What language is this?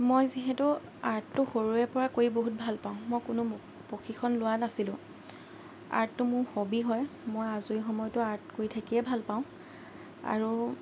Assamese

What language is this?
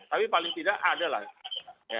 Indonesian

